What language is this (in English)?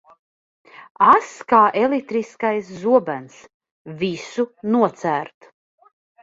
Latvian